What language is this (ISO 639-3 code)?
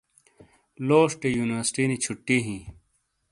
scl